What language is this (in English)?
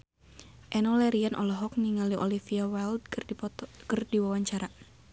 Sundanese